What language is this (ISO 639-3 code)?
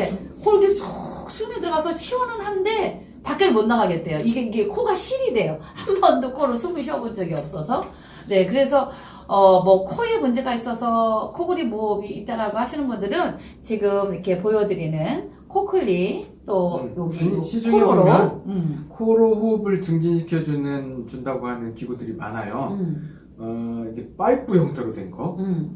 kor